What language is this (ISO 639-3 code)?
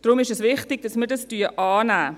gsw